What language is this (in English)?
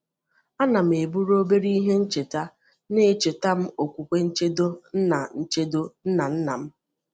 Igbo